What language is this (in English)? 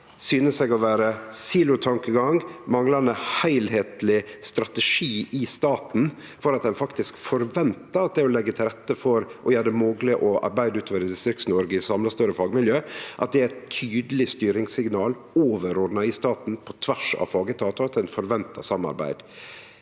Norwegian